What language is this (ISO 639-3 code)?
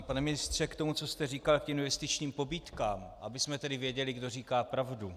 ces